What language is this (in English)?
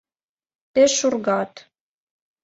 Mari